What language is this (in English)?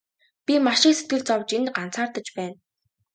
Mongolian